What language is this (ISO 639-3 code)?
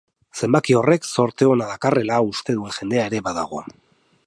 eus